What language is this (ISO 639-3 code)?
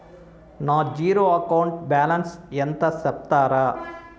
tel